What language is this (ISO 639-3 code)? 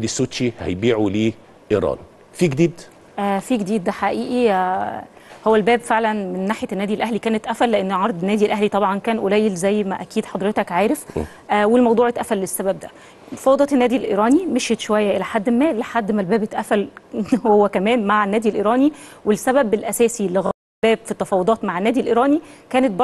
ara